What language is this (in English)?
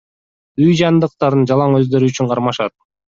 Kyrgyz